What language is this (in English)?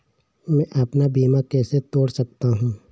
Hindi